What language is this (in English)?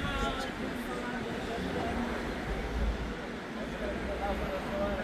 Turkish